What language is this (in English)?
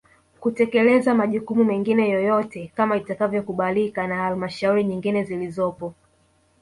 Swahili